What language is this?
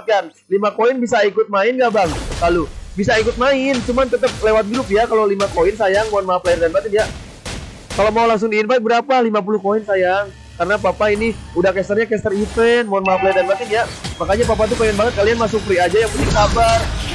Indonesian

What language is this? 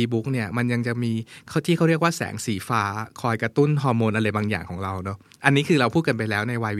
Thai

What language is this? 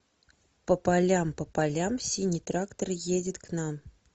Russian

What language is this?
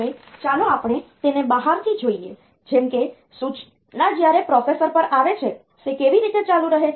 Gujarati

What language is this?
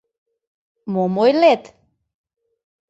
Mari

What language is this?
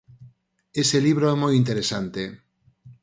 Galician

